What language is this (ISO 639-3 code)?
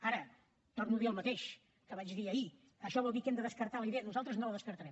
cat